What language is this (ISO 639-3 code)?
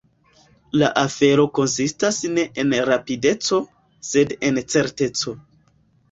epo